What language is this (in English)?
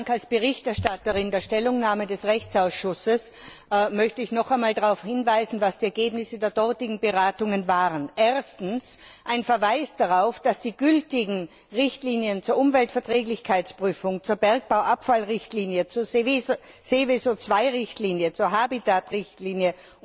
German